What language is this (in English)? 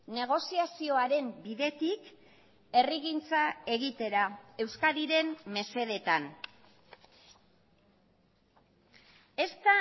Basque